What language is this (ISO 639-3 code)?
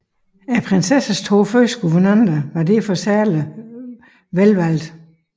dan